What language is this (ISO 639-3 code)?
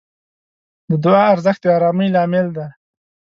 pus